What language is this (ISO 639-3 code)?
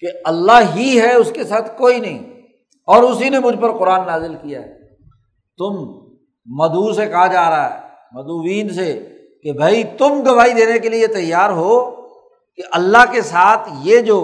urd